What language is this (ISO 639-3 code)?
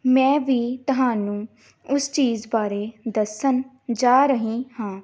pan